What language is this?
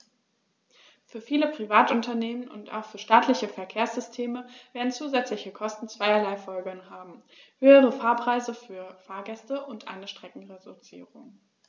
German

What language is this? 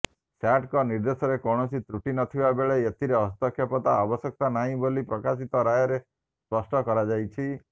Odia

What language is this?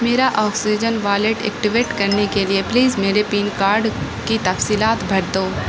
Urdu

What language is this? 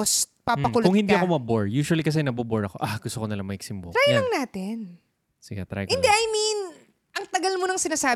Filipino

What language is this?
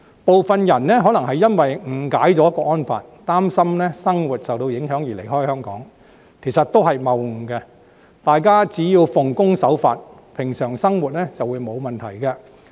Cantonese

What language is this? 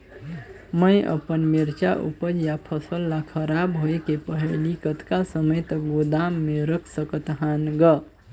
Chhattisgarhi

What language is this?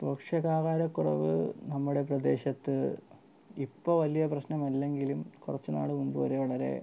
Malayalam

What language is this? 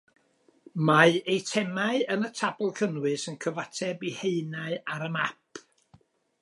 Welsh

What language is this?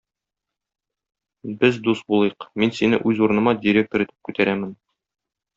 Tatar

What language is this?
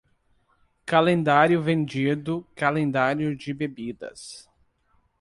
Portuguese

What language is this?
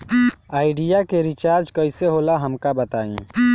Bhojpuri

